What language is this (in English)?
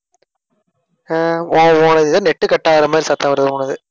Tamil